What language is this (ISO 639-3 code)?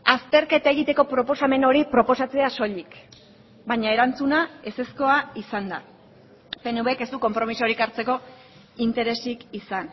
eus